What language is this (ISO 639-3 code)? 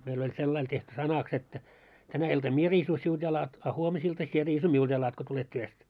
fin